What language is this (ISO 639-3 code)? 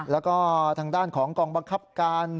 tha